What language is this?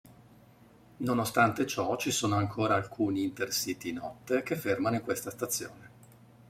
Italian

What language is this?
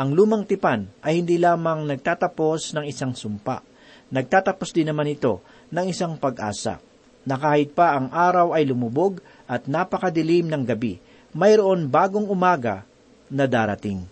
Filipino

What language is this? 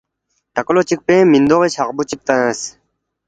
Balti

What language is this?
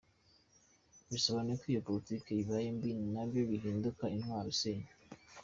Kinyarwanda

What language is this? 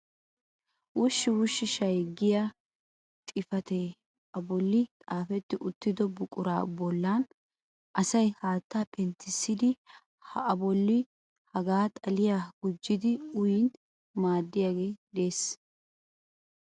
Wolaytta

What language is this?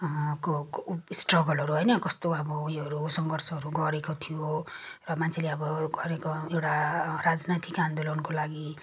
Nepali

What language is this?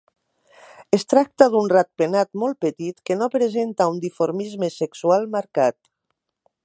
Catalan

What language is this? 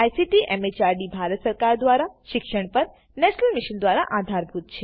Gujarati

